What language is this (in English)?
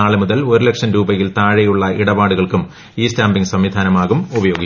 Malayalam